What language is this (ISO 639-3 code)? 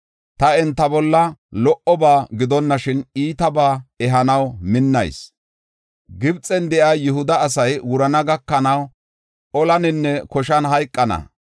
gof